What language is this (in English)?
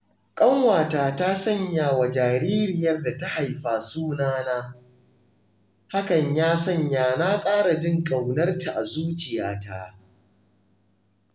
Hausa